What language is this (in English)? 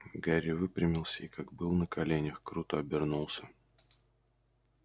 Russian